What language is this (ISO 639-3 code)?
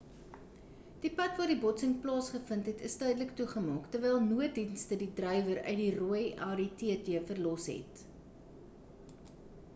afr